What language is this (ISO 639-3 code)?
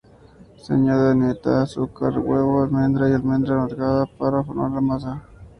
spa